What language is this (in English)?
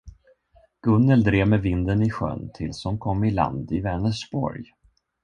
Swedish